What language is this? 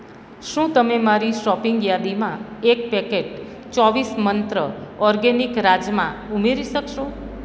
Gujarati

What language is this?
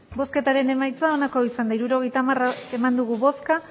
Basque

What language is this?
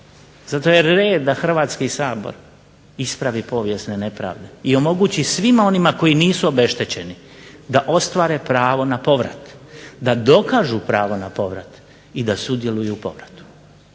Croatian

